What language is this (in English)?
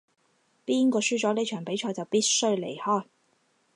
Cantonese